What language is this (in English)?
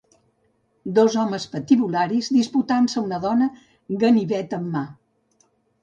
Catalan